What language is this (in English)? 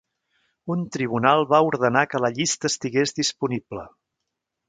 Catalan